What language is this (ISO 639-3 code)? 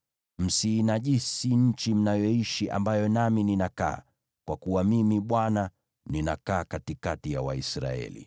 swa